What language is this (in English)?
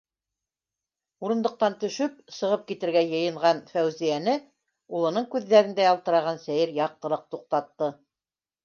Bashkir